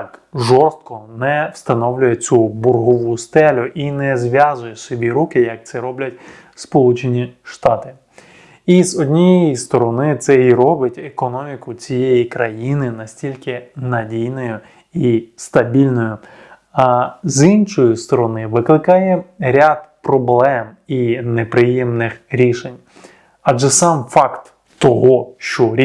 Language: Ukrainian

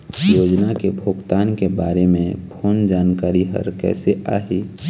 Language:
Chhattisgarhi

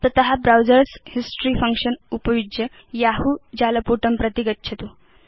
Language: Sanskrit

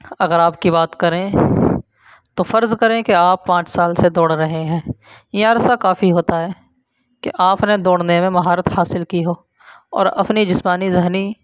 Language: Urdu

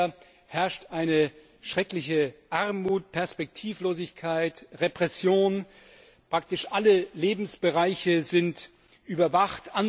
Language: German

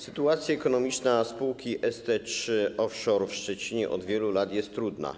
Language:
Polish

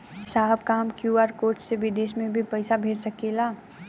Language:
Bhojpuri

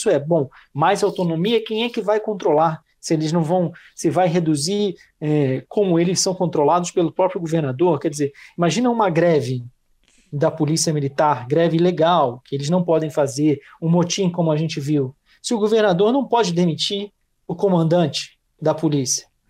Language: Portuguese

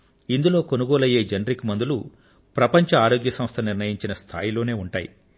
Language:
Telugu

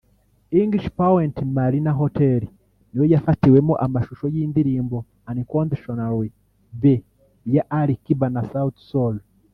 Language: Kinyarwanda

